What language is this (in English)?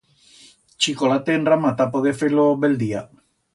Aragonese